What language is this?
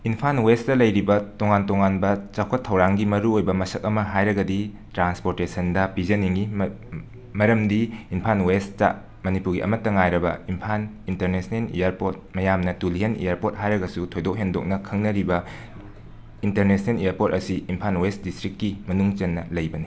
Manipuri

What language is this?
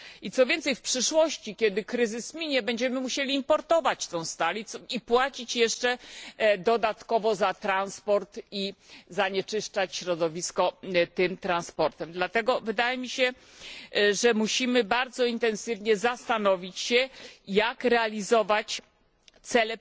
Polish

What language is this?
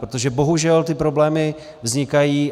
Czech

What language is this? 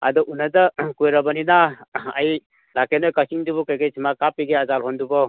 Manipuri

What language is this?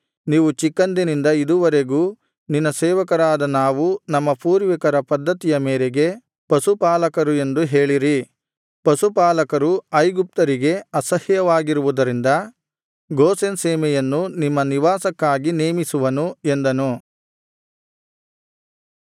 Kannada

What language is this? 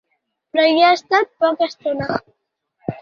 Catalan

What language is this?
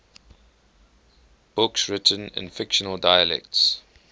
English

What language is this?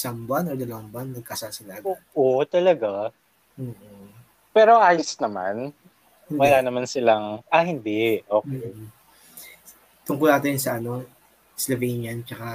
Filipino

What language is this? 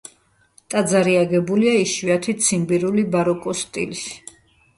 Georgian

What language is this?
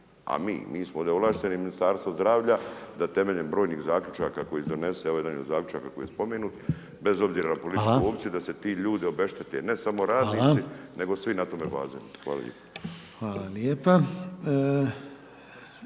Croatian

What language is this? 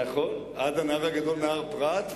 Hebrew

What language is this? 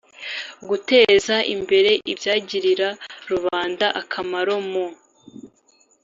Kinyarwanda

